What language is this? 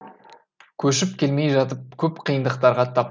Kazakh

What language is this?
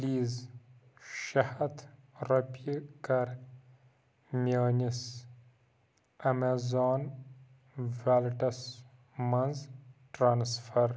Kashmiri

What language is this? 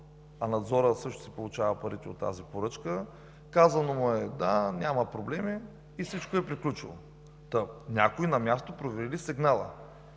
Bulgarian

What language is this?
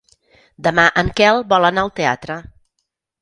Catalan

